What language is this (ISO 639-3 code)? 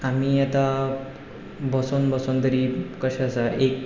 kok